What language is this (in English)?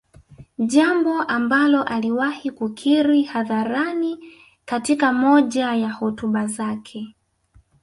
Swahili